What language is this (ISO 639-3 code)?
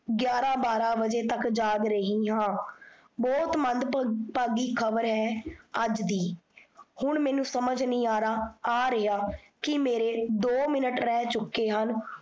pan